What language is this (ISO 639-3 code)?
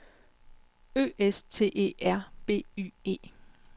dan